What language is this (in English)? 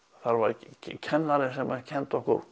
Icelandic